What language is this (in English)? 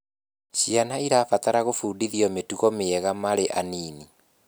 Kikuyu